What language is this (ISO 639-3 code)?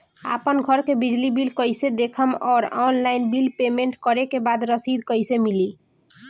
bho